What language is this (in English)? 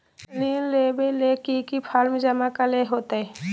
Magahi